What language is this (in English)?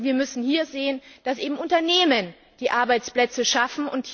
German